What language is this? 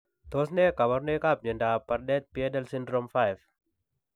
Kalenjin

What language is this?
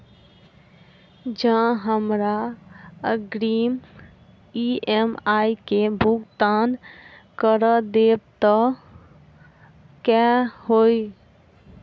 Maithili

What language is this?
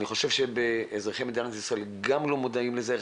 Hebrew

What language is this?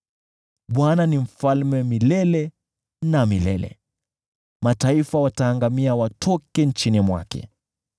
Swahili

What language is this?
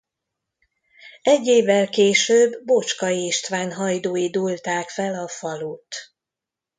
Hungarian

